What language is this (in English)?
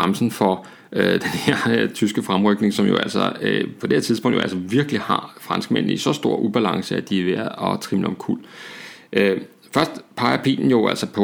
Danish